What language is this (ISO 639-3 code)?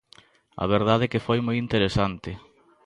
glg